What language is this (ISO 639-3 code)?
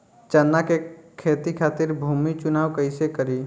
bho